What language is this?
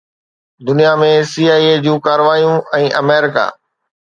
Sindhi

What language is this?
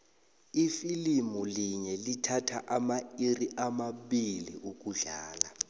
South Ndebele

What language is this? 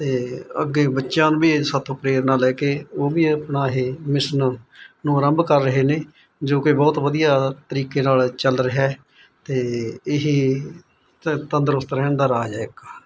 Punjabi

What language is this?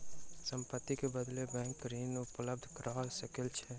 Maithili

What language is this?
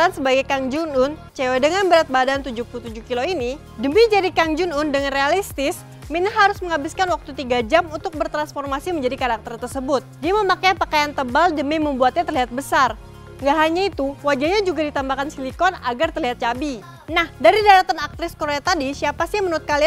Indonesian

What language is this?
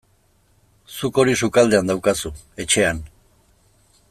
Basque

